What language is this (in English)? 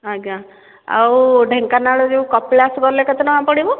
Odia